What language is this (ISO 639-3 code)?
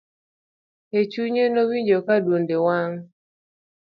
luo